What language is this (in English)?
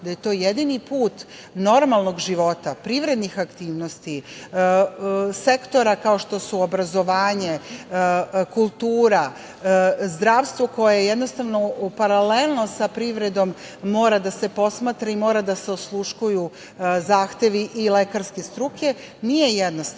Serbian